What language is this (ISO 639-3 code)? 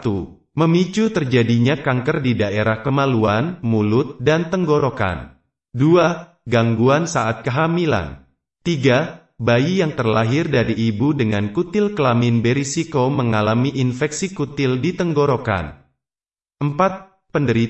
ind